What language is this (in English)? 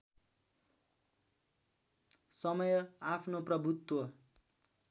Nepali